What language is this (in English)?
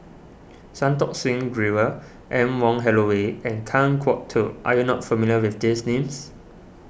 English